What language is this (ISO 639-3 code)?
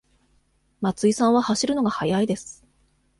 jpn